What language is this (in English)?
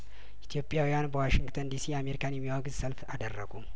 Amharic